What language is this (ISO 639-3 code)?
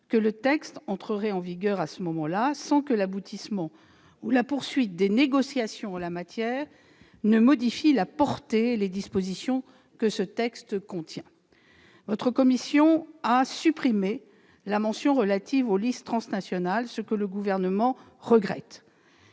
fra